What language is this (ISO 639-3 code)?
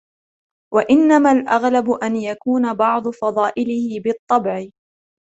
ara